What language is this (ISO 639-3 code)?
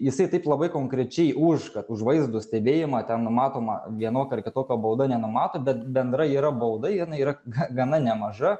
lit